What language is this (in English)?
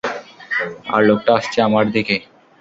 Bangla